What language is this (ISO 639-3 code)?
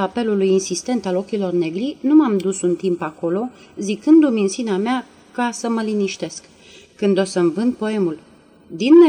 ron